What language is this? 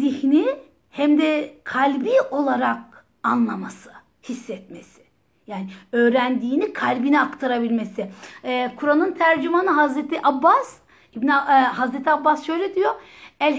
Turkish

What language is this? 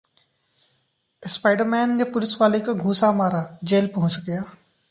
Hindi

